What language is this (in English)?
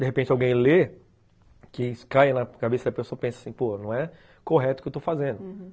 Portuguese